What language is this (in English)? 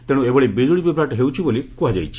Odia